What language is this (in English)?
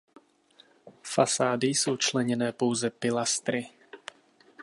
Czech